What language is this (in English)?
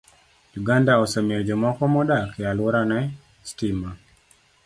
Luo (Kenya and Tanzania)